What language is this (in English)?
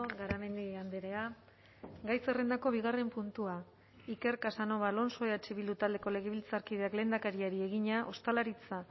Basque